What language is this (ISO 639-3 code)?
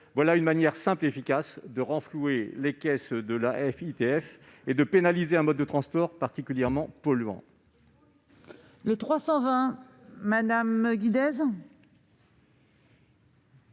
fra